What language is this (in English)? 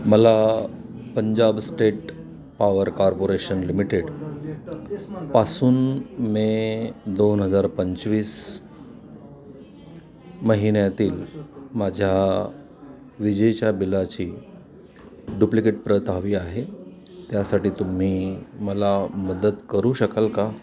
Marathi